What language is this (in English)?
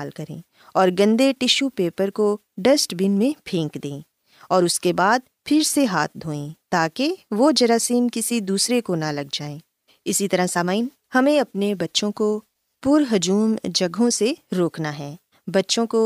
Urdu